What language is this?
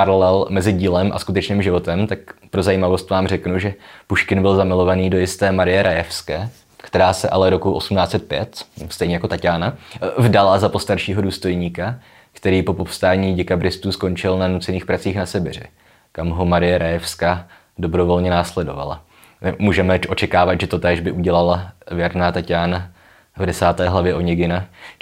Czech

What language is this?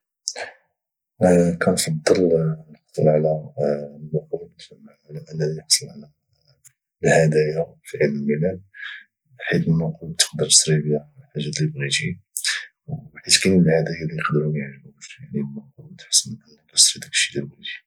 Moroccan Arabic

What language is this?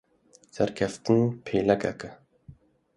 Kurdish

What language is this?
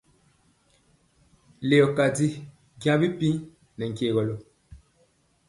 Mpiemo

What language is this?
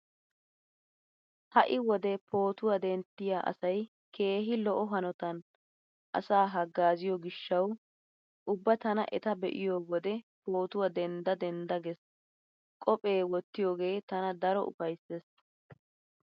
Wolaytta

